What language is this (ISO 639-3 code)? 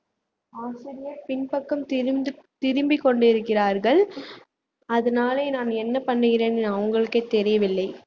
tam